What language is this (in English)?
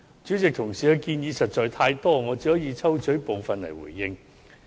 Cantonese